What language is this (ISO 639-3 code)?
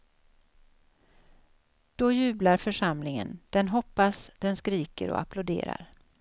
swe